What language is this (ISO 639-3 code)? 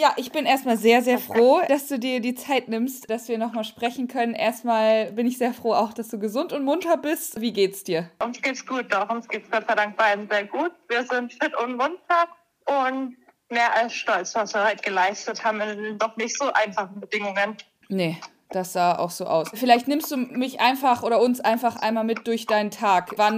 deu